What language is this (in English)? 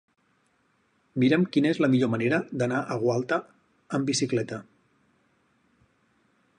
Catalan